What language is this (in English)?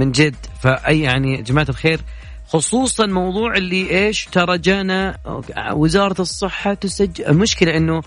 Arabic